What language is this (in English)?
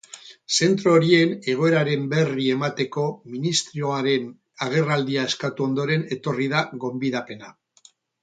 Basque